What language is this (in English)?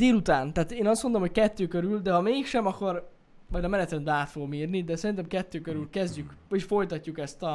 Hungarian